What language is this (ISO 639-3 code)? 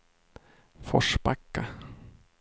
swe